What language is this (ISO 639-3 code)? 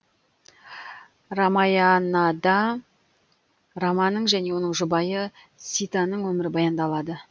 kaz